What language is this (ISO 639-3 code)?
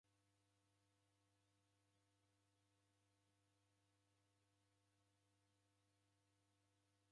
dav